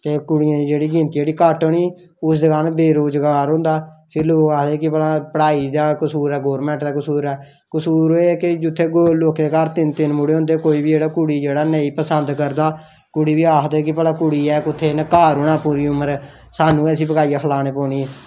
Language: Dogri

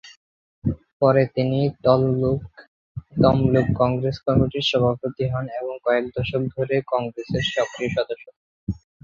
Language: Bangla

